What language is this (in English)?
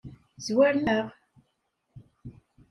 Kabyle